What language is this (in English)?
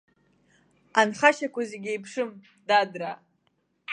Abkhazian